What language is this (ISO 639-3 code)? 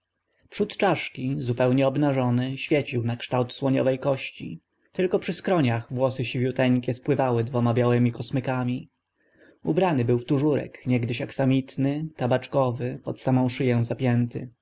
pol